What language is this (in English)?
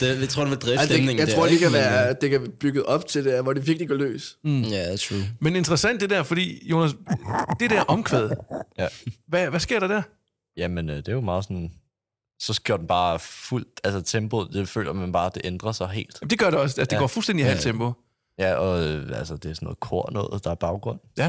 Danish